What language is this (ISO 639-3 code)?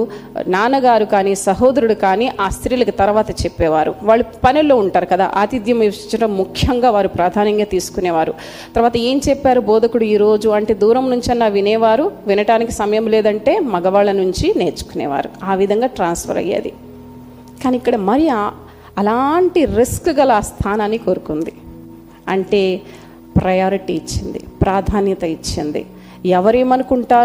tel